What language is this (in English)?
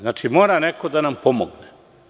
Serbian